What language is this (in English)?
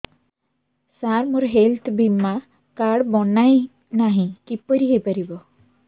Odia